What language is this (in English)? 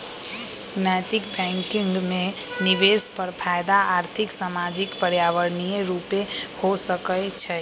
Magahi